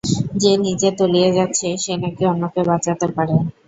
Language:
Bangla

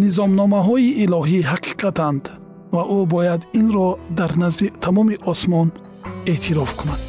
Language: Persian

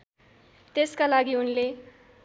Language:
Nepali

